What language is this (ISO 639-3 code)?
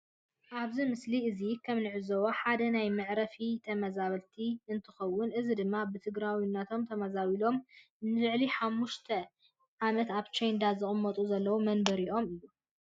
tir